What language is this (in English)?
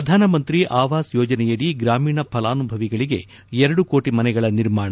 Kannada